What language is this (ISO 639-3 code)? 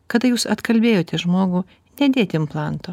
lit